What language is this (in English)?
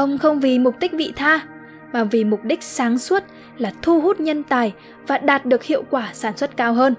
Vietnamese